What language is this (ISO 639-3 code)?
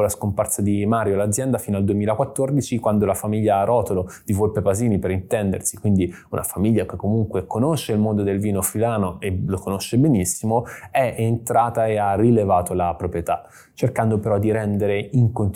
ita